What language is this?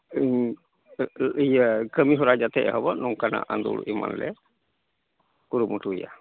Santali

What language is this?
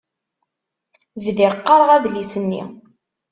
Kabyle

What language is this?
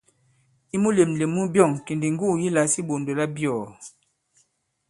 Bankon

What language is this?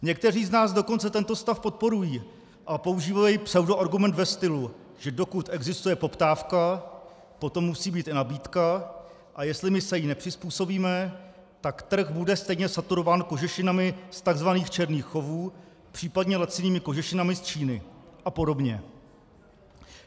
Czech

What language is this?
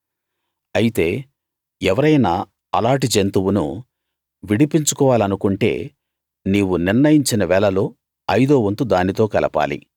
Telugu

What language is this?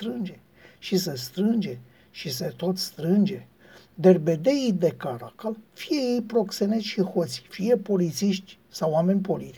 Romanian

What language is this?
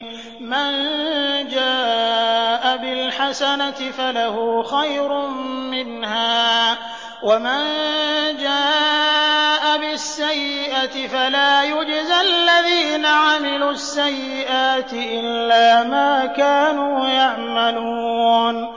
Arabic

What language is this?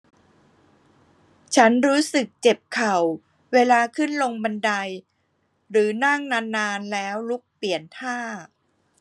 Thai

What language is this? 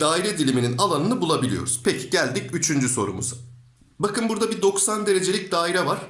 Turkish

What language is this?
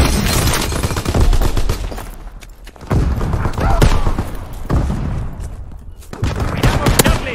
Spanish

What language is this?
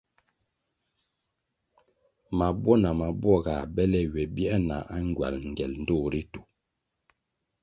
Kwasio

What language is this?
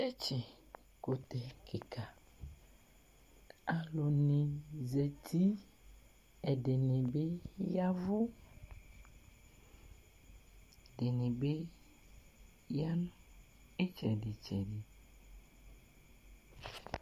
Ikposo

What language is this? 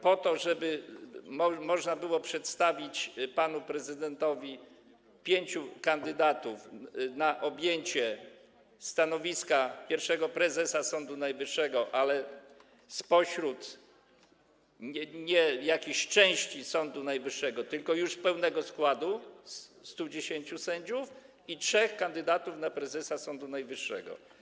Polish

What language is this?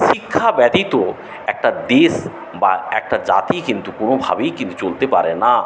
Bangla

